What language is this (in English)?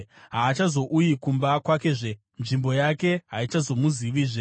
Shona